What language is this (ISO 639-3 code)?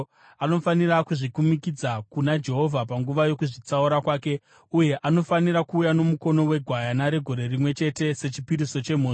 sna